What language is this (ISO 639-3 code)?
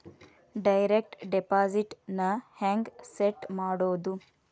kan